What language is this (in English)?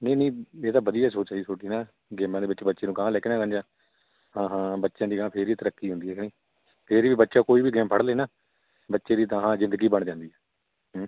Punjabi